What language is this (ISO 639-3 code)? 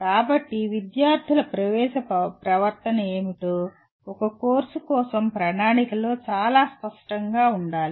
tel